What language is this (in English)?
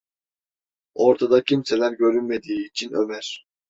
Turkish